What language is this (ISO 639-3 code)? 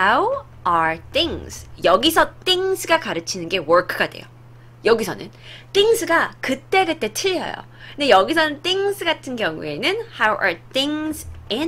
kor